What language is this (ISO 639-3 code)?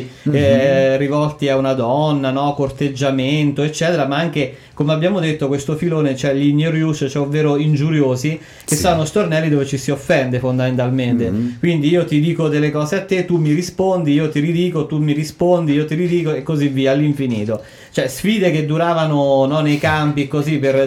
ita